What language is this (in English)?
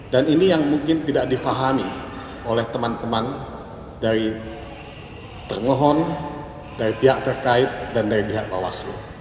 Indonesian